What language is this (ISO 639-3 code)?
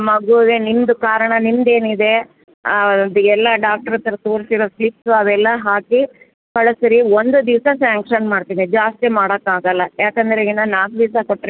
kan